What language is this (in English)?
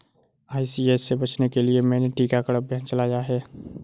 Hindi